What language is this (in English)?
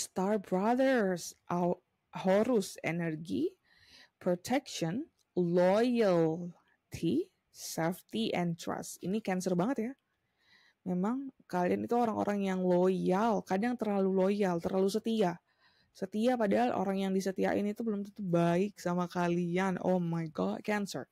Indonesian